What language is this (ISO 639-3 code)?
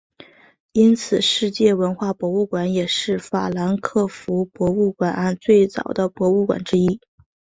zho